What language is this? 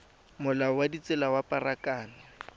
Tswana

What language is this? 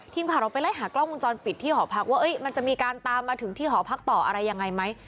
Thai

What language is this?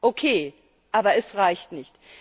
German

